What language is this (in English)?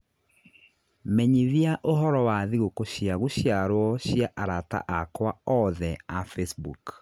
Kikuyu